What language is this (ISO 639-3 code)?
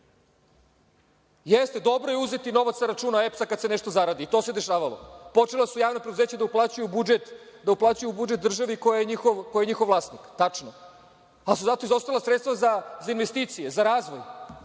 srp